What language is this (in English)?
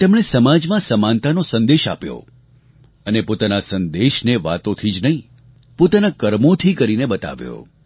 Gujarati